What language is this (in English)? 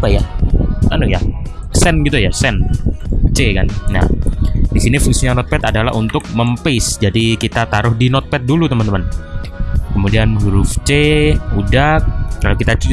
Indonesian